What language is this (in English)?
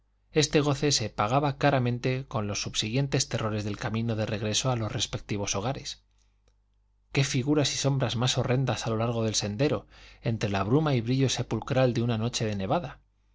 Spanish